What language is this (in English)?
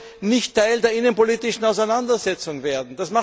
German